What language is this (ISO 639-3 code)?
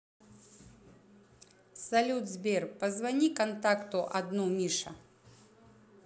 rus